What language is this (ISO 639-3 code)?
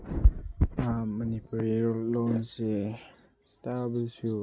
mni